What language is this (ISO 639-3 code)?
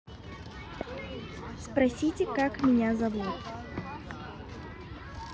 rus